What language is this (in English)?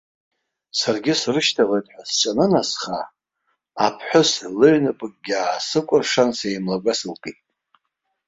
Abkhazian